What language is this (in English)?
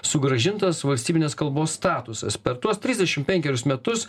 Lithuanian